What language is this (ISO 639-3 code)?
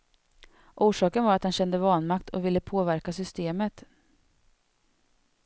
swe